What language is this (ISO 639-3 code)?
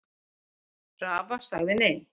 isl